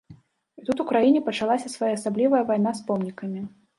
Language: Belarusian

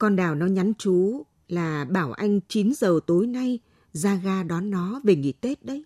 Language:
Vietnamese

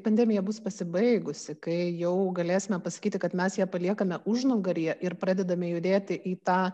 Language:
Lithuanian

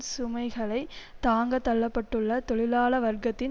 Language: Tamil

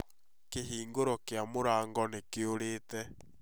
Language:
Kikuyu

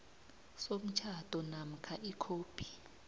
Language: South Ndebele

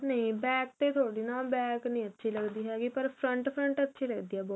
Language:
Punjabi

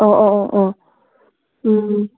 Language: Manipuri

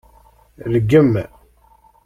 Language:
Kabyle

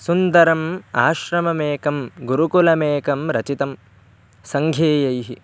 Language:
Sanskrit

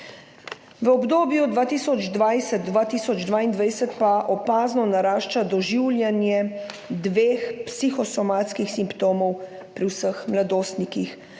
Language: Slovenian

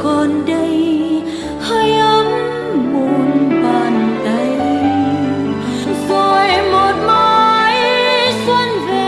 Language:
Vietnamese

